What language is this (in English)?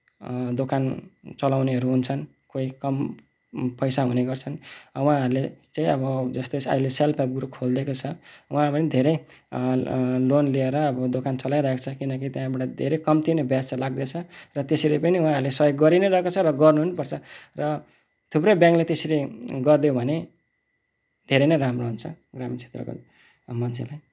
Nepali